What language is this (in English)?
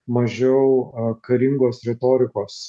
Lithuanian